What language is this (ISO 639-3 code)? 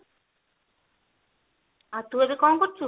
ori